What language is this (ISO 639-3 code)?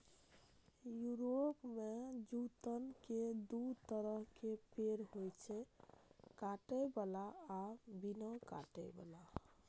mai